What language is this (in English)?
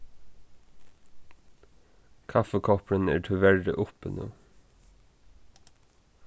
Faroese